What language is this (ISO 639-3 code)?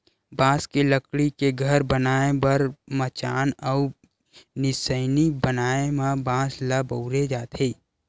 hne